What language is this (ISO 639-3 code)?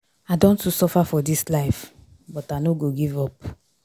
pcm